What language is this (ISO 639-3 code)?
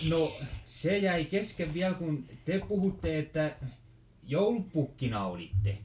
fin